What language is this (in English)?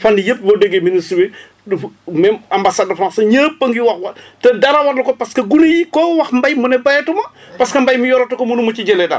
Wolof